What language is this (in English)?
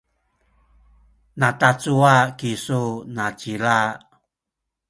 Sakizaya